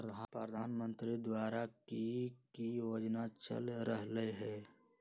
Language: Magahi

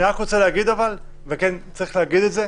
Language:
Hebrew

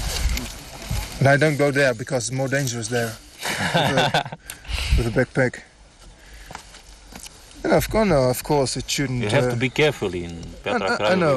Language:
Romanian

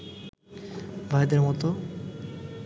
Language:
Bangla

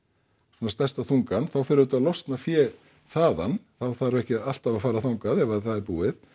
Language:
Icelandic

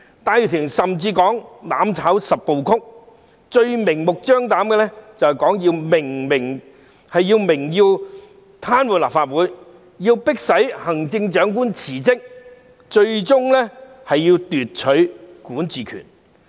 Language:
Cantonese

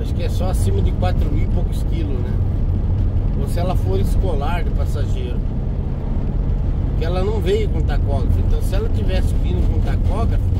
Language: Portuguese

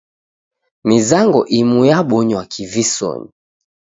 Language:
Taita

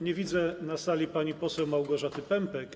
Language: Polish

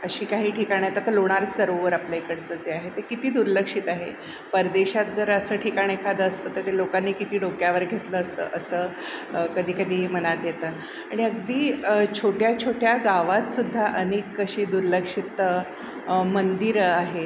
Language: Marathi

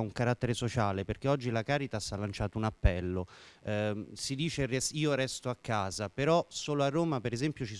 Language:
Italian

